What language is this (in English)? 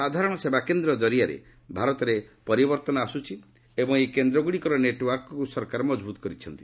Odia